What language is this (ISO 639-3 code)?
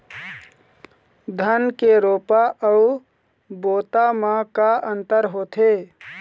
hne